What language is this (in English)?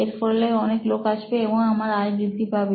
Bangla